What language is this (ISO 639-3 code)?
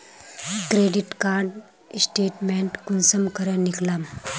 mag